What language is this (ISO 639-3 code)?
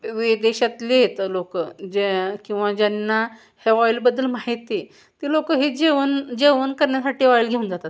mar